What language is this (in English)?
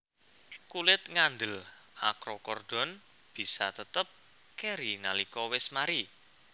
Javanese